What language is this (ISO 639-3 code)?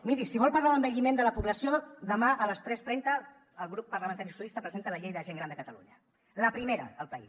cat